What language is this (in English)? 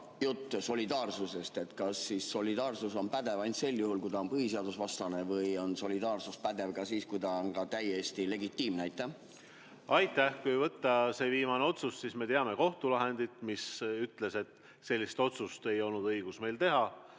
Estonian